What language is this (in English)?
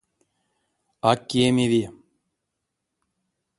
Erzya